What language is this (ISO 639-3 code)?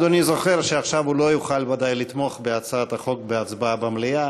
heb